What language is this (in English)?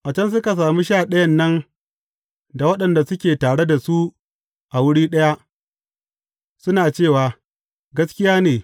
Hausa